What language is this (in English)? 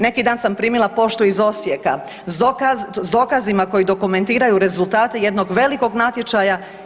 Croatian